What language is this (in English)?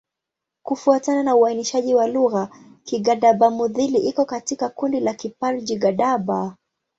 Swahili